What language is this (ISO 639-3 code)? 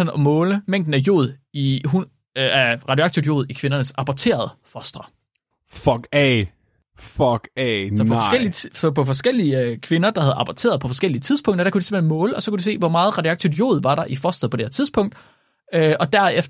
dan